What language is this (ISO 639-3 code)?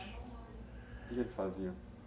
por